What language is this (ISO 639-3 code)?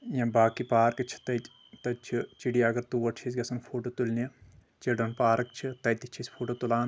kas